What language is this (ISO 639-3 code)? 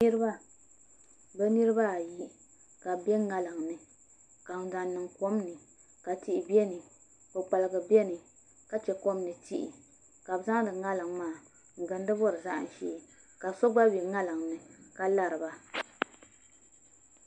dag